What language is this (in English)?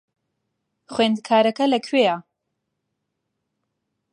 Central Kurdish